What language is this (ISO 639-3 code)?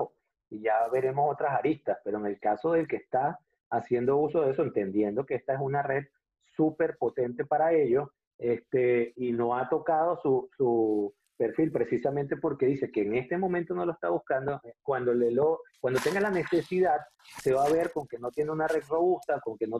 spa